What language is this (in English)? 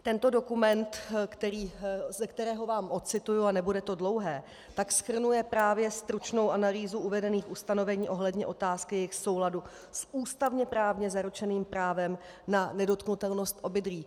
Czech